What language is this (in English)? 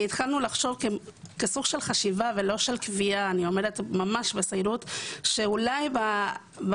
Hebrew